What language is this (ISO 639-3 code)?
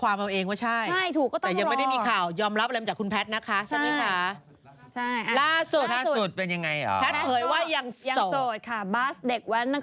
tha